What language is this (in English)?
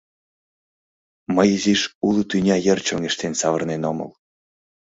Mari